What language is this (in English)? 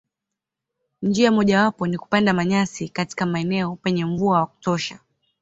Swahili